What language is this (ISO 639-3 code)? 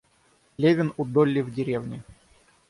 rus